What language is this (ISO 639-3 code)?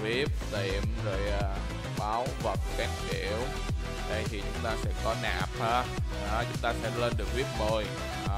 vie